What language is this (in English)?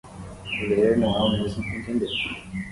Portuguese